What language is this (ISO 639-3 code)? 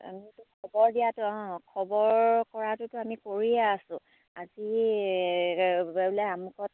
asm